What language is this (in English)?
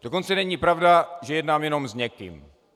Czech